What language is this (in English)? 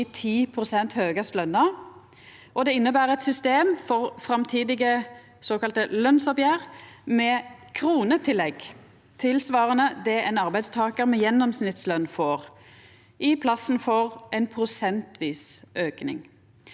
Norwegian